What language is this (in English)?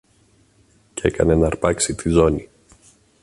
Greek